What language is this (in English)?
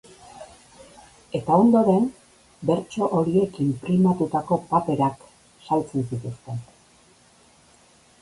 Basque